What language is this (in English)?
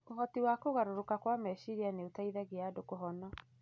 Kikuyu